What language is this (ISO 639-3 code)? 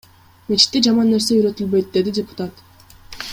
kir